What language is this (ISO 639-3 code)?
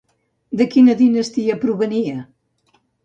cat